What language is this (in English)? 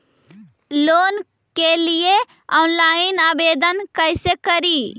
Magahi